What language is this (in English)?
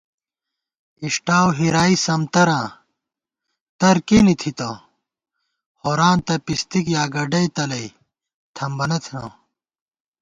Gawar-Bati